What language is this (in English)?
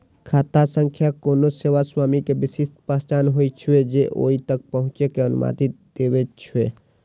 Maithili